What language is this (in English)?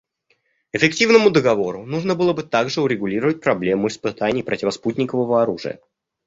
Russian